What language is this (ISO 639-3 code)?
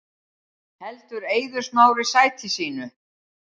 isl